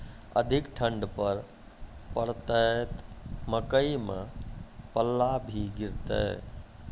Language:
Maithili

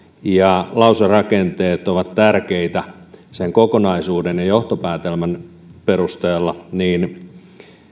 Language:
Finnish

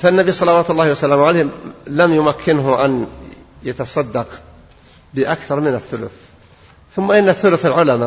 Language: Arabic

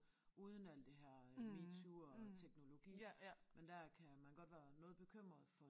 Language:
Danish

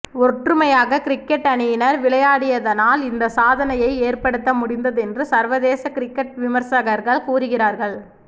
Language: Tamil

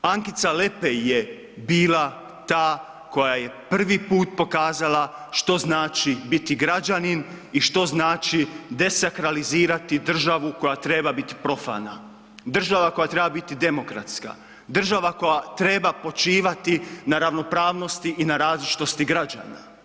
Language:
Croatian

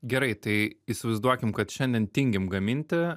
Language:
Lithuanian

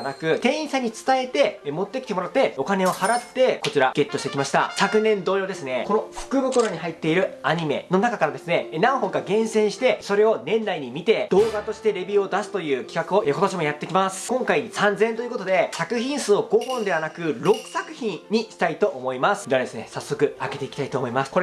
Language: Japanese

